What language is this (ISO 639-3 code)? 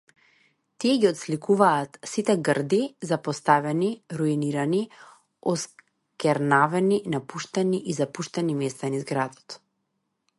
mkd